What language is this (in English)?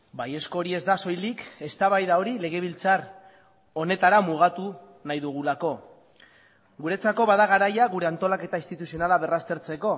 Basque